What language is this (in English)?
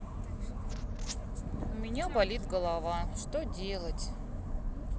Russian